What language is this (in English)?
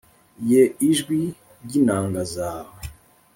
Kinyarwanda